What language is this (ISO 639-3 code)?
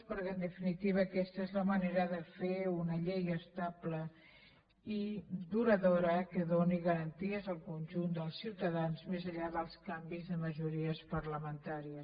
cat